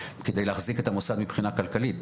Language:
Hebrew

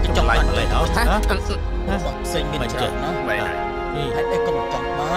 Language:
Thai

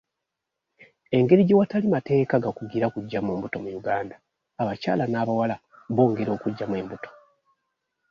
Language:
Ganda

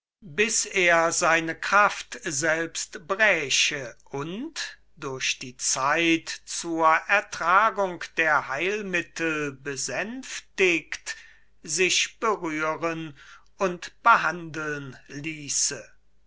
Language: German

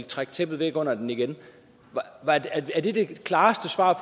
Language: Danish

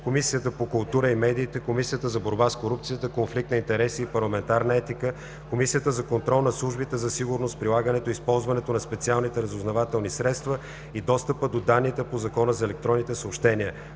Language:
Bulgarian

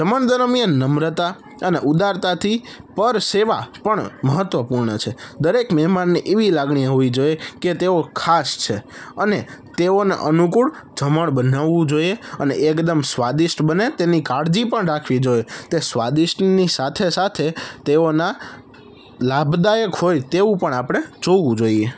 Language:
Gujarati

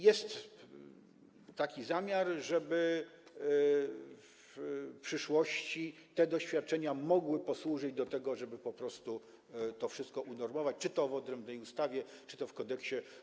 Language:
Polish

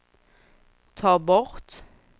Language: Swedish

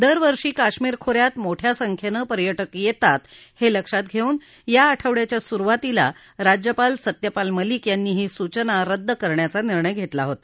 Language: Marathi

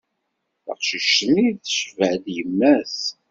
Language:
Kabyle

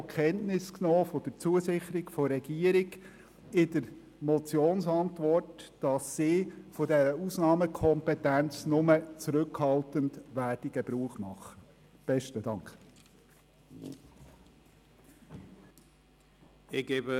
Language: Swiss German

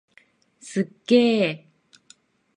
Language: Japanese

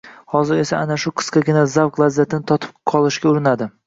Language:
Uzbek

